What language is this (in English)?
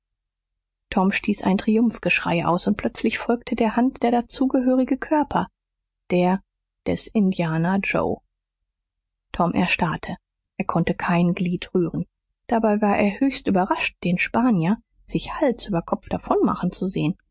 German